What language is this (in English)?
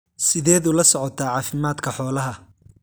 Somali